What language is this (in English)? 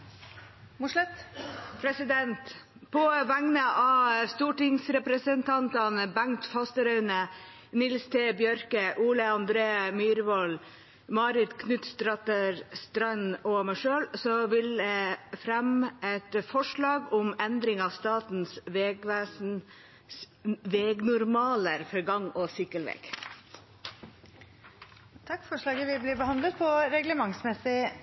Norwegian Nynorsk